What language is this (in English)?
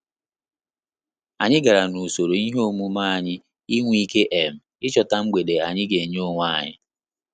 Igbo